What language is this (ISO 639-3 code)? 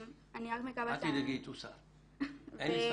heb